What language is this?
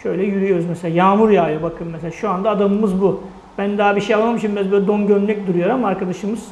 Turkish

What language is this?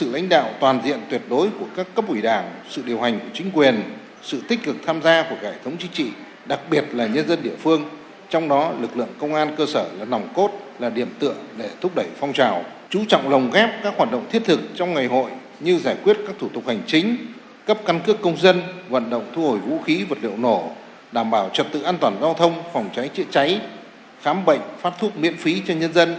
Vietnamese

